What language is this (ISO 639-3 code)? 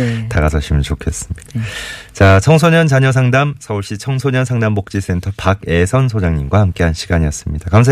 kor